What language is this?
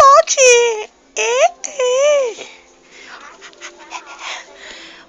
Portuguese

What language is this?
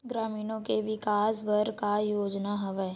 Chhattisgarhi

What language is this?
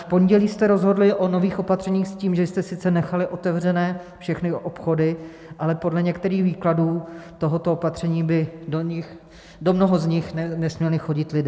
Czech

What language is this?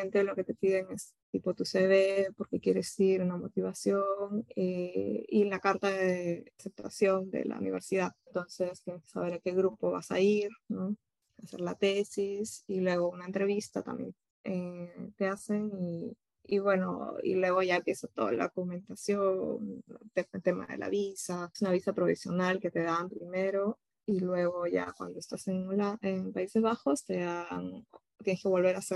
Spanish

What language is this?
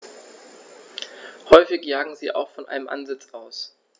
German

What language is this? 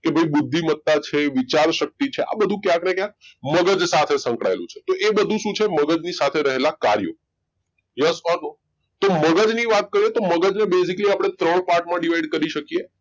Gujarati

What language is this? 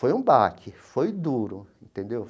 Portuguese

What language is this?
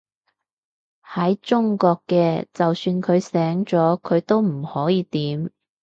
Cantonese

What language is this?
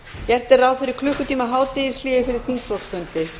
Icelandic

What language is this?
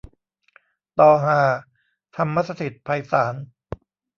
Thai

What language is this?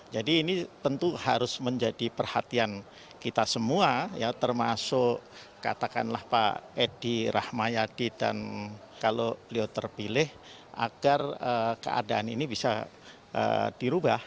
Indonesian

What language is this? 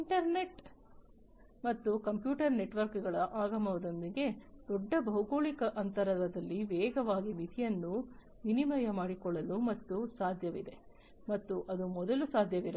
Kannada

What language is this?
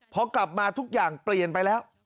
Thai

